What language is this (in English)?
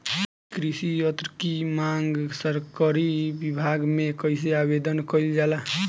Bhojpuri